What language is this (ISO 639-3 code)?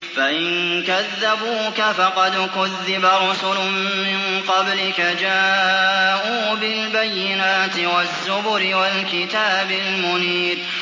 ara